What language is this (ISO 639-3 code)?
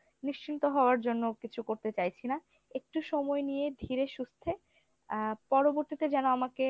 ben